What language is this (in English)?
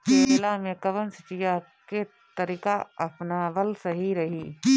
Bhojpuri